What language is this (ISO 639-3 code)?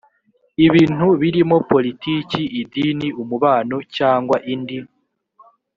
kin